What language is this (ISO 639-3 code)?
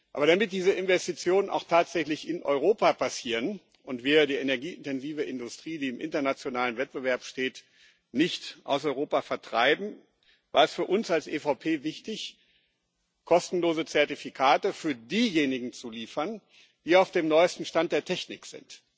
deu